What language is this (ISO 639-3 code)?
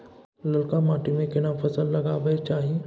mai